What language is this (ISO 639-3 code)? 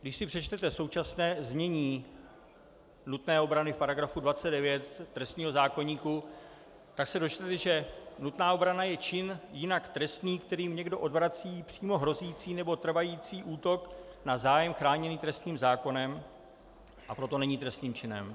ces